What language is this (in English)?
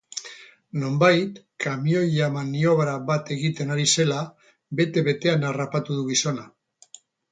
Basque